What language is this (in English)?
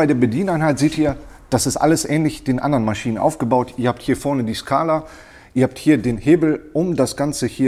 German